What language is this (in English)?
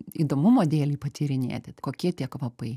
Lithuanian